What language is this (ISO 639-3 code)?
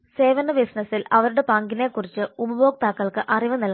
mal